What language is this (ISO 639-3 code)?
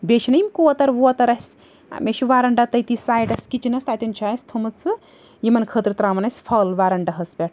kas